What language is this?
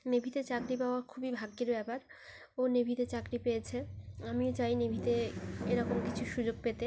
Bangla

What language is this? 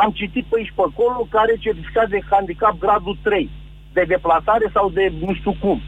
Romanian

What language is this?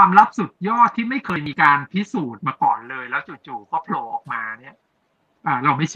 Thai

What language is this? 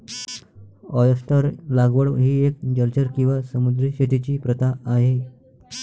Marathi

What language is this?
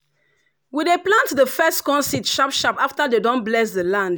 Nigerian Pidgin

